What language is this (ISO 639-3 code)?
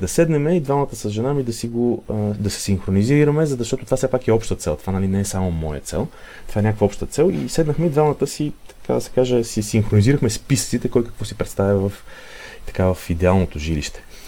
bul